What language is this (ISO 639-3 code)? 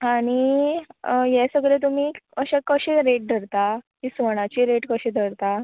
kok